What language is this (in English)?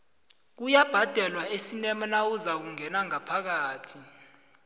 South Ndebele